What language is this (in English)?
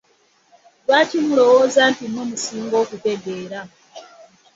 Ganda